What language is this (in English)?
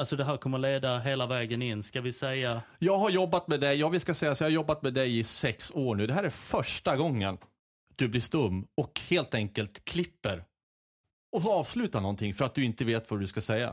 Swedish